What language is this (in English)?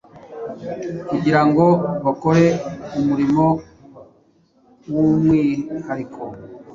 Kinyarwanda